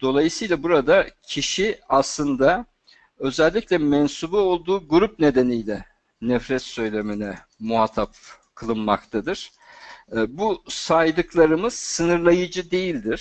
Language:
Turkish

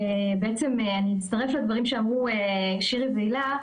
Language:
Hebrew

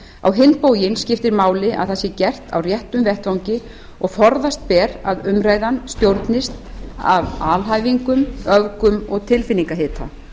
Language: Icelandic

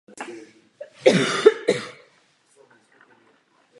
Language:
Czech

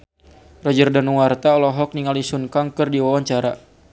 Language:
Sundanese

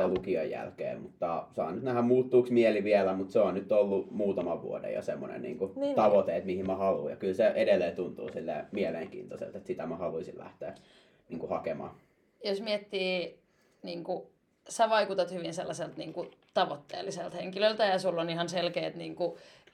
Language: Finnish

